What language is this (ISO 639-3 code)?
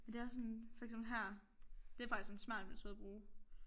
dan